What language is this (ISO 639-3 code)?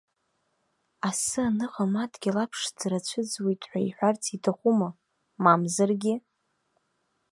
abk